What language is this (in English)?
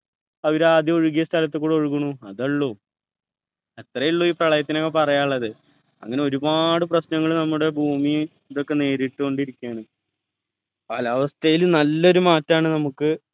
Malayalam